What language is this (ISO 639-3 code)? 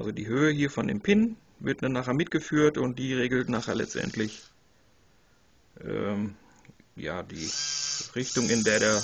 deu